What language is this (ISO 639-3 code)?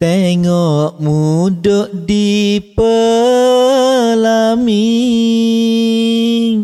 msa